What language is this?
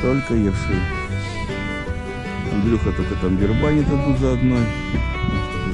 Russian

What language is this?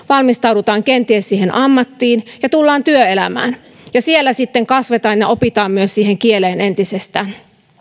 Finnish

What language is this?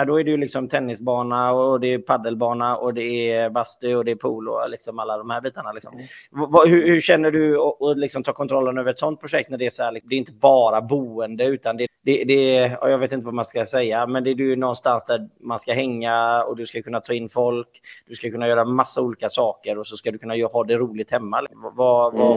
Swedish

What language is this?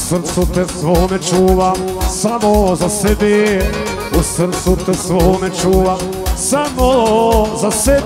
Arabic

